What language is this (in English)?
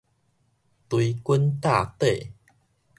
Min Nan Chinese